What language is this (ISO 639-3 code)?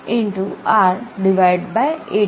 guj